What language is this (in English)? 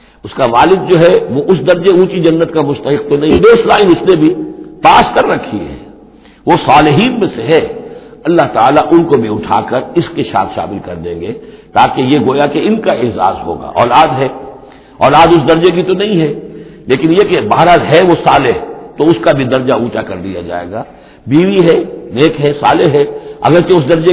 Urdu